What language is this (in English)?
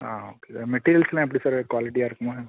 Tamil